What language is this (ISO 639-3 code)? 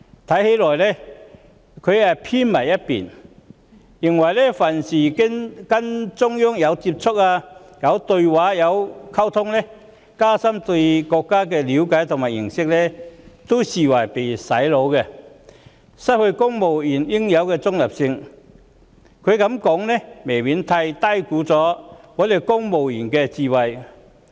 yue